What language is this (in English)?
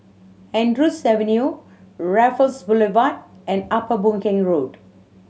English